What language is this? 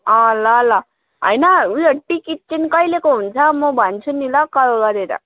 Nepali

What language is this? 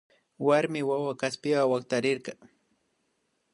Imbabura Highland Quichua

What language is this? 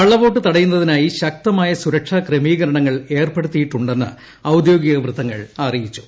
Malayalam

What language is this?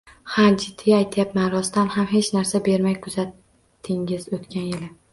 Uzbek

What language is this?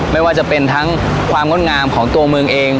Thai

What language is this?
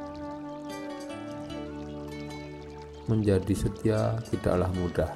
Indonesian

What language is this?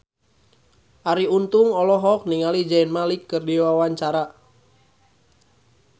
Sundanese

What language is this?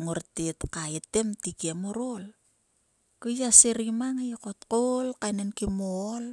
Sulka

